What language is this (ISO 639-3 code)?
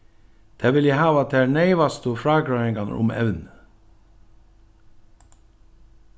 fao